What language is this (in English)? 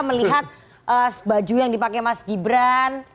Indonesian